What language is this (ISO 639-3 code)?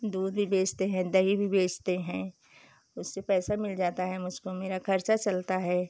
hin